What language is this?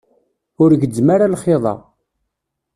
Kabyle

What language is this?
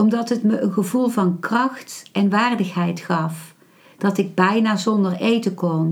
Dutch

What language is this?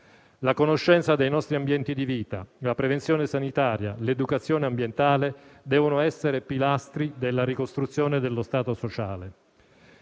Italian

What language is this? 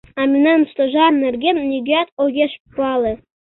Mari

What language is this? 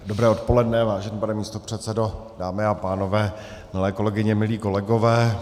Czech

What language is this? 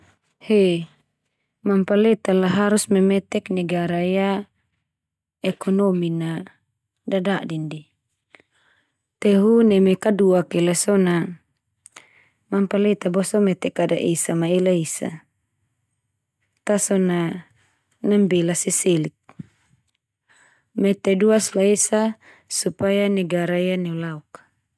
Termanu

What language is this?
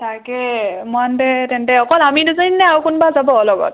Assamese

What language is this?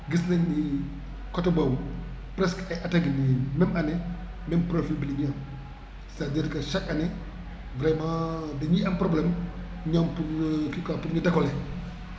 Wolof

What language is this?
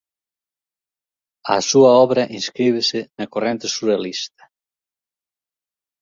Galician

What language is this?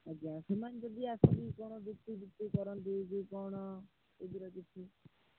Odia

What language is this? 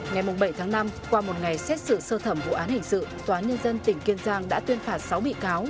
Vietnamese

